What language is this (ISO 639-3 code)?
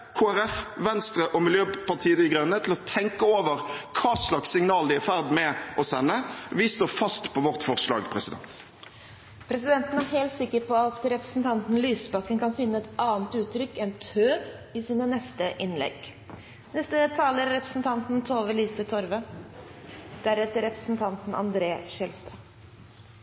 nor